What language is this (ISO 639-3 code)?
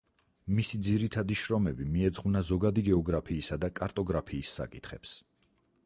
kat